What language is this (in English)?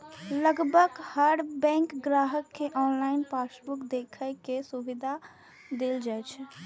Maithili